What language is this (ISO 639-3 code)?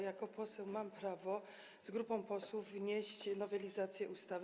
pol